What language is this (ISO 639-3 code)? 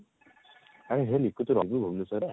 ori